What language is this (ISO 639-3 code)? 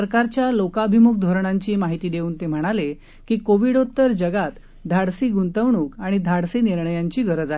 mar